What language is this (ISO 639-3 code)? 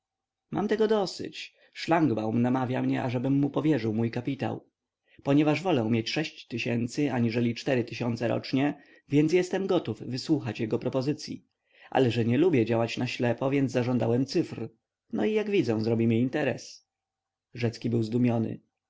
pol